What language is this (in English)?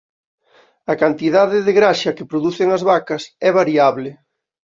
Galician